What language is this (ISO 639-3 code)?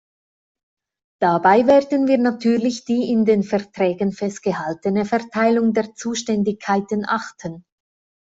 deu